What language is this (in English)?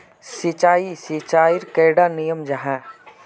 Magahi